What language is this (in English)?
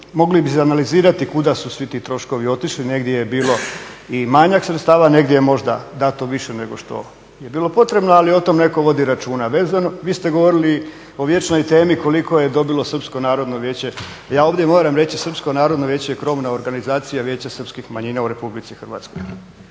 Croatian